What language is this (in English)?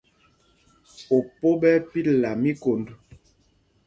Mpumpong